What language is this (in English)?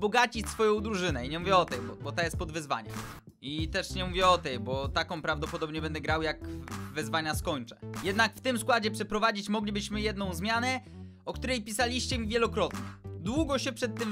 Polish